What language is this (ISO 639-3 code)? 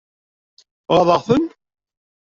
kab